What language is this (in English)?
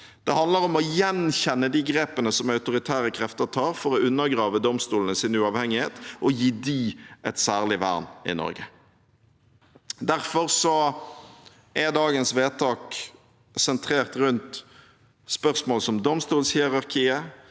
Norwegian